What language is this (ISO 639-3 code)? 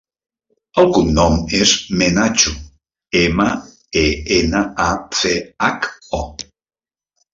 cat